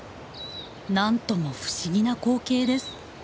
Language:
Japanese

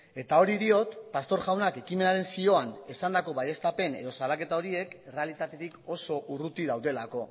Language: Basque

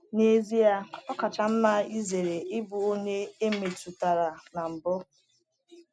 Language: Igbo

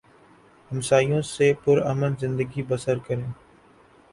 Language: Urdu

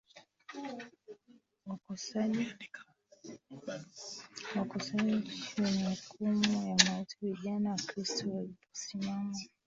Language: Swahili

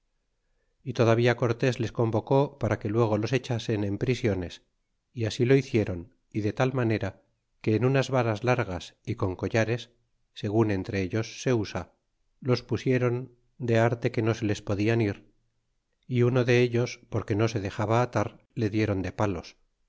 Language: Spanish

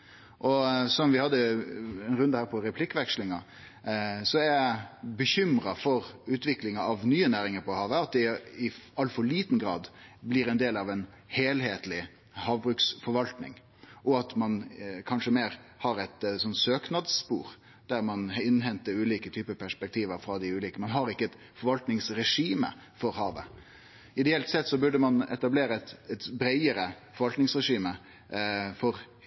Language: Norwegian Nynorsk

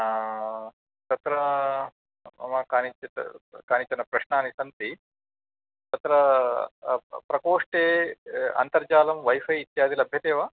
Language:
Sanskrit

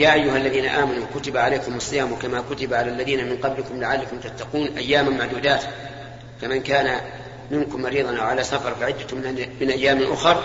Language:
Arabic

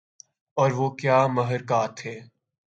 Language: Urdu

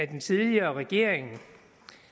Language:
Danish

